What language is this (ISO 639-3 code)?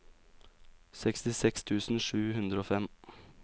nor